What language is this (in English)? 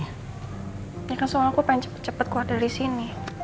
Indonesian